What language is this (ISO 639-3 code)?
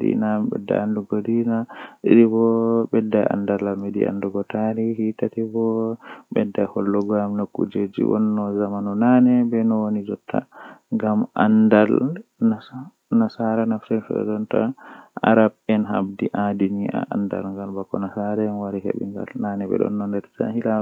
fuh